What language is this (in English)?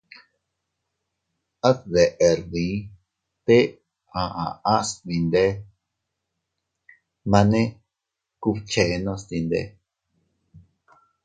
Teutila Cuicatec